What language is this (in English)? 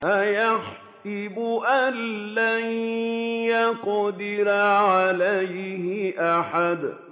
Arabic